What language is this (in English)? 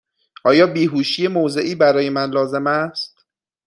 Persian